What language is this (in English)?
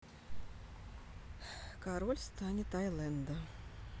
Russian